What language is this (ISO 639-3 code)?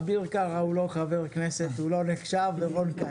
heb